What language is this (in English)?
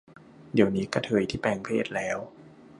Thai